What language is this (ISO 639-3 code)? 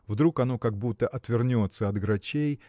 rus